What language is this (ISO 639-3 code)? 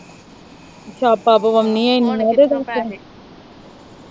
pan